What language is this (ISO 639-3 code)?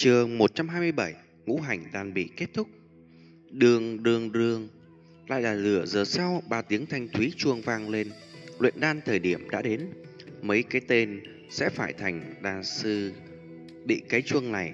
vie